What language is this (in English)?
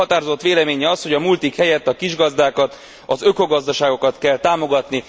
Hungarian